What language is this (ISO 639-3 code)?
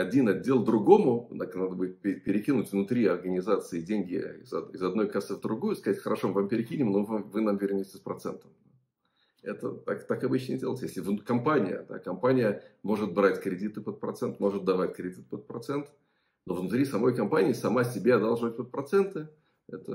rus